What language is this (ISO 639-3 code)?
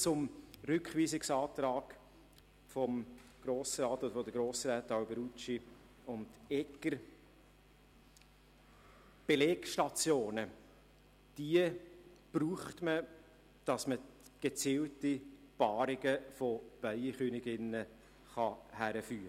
gsw